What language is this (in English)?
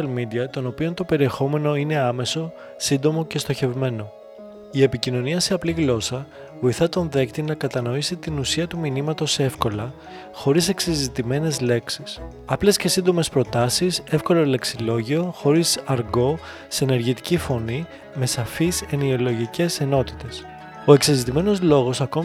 Greek